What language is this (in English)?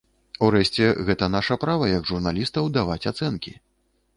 Belarusian